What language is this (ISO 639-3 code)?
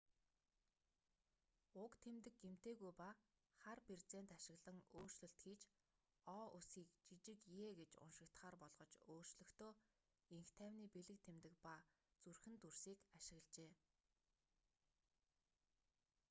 mon